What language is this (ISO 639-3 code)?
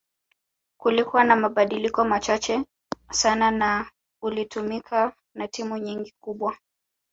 swa